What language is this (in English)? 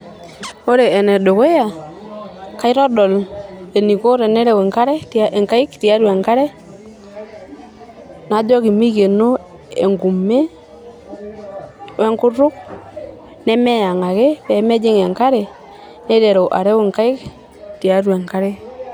Masai